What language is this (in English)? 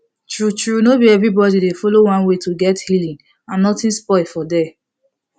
Nigerian Pidgin